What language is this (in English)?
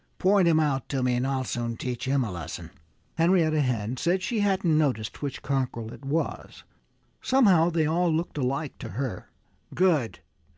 English